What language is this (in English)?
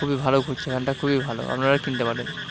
Bangla